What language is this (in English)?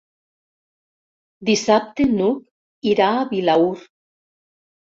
Catalan